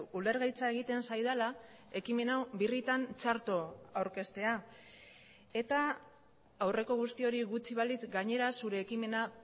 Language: Basque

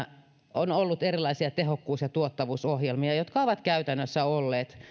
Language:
Finnish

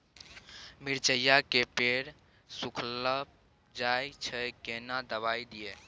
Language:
Maithili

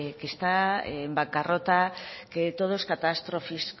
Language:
Spanish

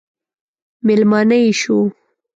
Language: Pashto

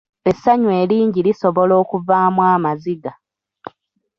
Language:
Ganda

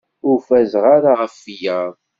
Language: Kabyle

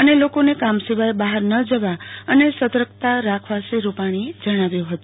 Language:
Gujarati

